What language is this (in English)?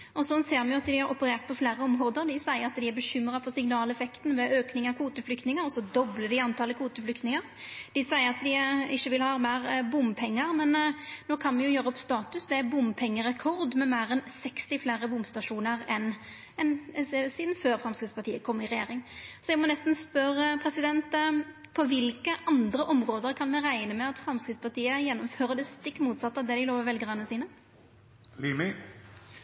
Norwegian Nynorsk